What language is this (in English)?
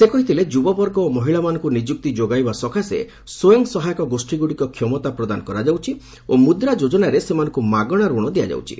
Odia